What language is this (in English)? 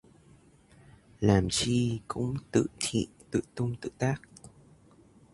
Vietnamese